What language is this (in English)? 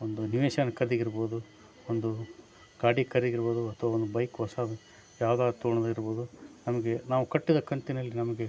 Kannada